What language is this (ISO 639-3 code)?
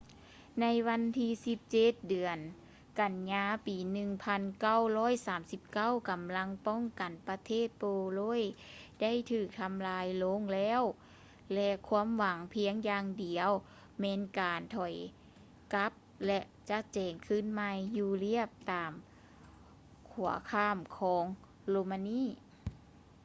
lao